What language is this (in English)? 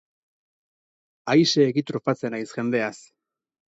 Basque